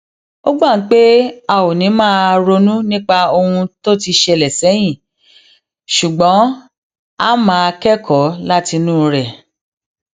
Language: Yoruba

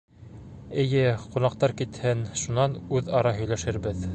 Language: Bashkir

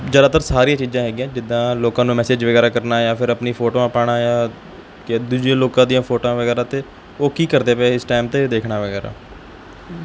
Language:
Punjabi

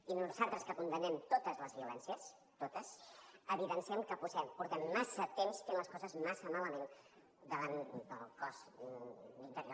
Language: Catalan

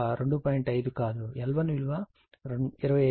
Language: Telugu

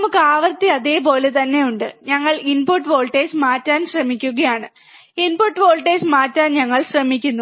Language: Malayalam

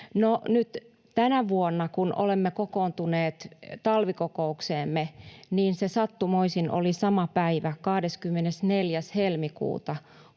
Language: Finnish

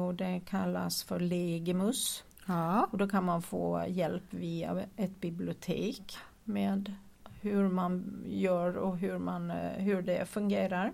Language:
Swedish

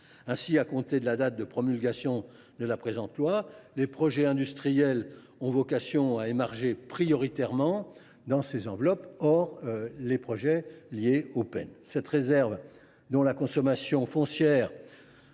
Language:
French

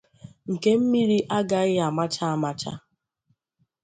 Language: Igbo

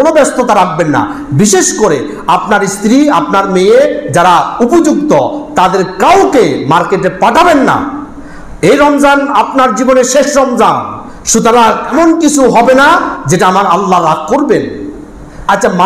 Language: Arabic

